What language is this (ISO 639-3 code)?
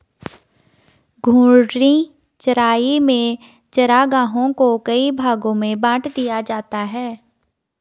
hin